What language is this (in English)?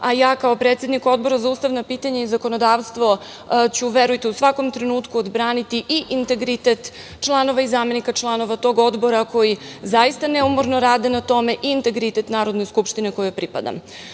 Serbian